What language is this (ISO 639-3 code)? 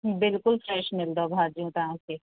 snd